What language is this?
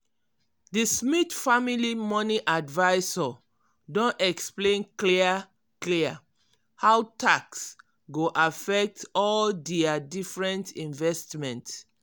Nigerian Pidgin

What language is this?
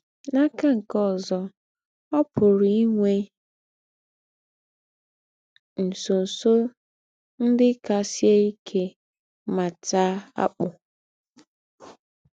Igbo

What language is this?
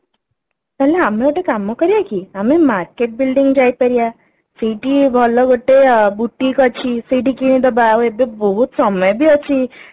Odia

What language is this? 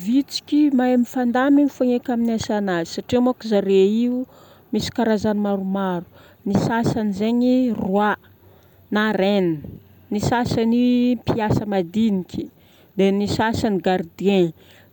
Northern Betsimisaraka Malagasy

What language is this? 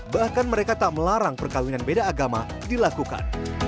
Indonesian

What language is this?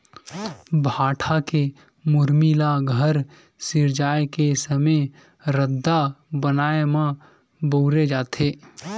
Chhattisgarhi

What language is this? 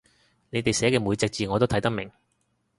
Cantonese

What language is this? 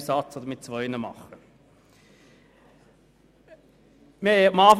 Swiss German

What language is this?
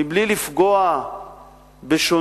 Hebrew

